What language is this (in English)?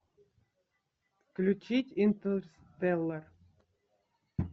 Russian